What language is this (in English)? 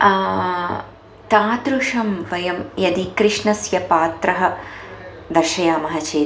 Sanskrit